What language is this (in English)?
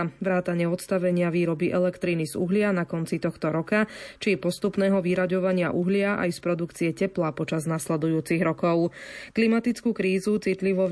Slovak